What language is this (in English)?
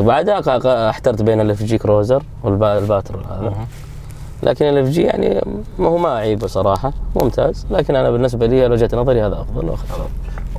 Arabic